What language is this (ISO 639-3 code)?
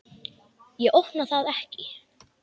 isl